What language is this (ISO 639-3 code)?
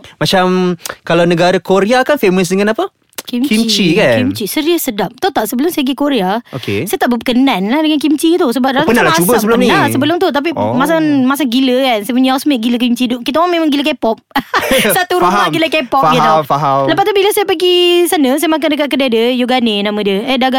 msa